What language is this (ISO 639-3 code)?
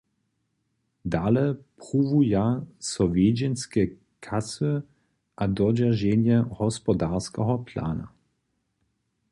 hsb